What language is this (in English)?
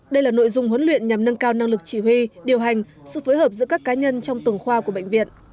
Vietnamese